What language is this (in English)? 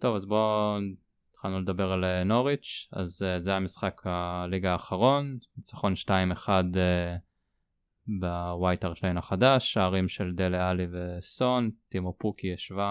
Hebrew